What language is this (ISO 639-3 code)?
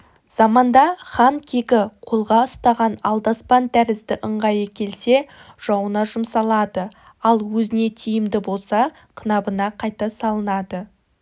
kaz